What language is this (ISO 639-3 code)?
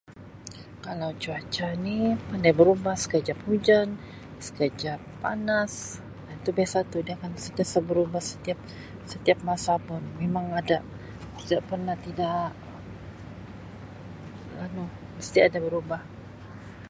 msi